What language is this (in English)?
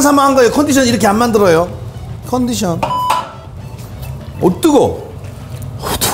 Korean